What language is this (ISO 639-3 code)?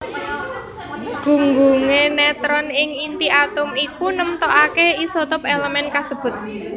jav